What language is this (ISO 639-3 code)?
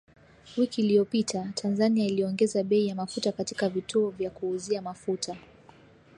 swa